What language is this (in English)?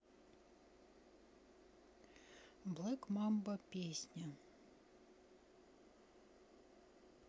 Russian